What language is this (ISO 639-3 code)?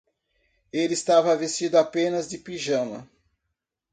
por